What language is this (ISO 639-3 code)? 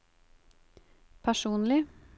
nor